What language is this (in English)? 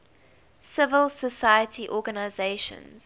English